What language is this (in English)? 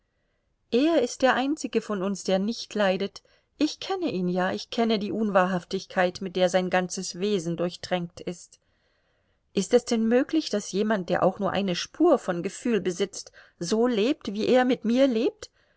German